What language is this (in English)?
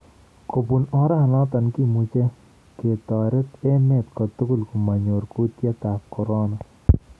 Kalenjin